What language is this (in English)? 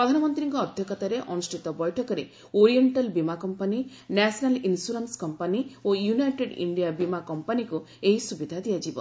Odia